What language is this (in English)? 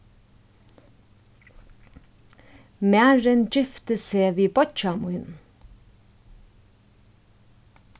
Faroese